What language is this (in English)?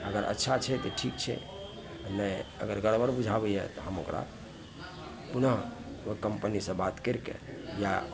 Maithili